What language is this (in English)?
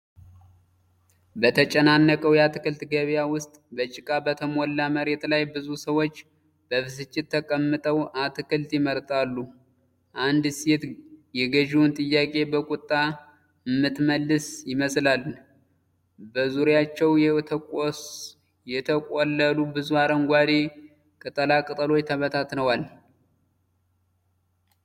Amharic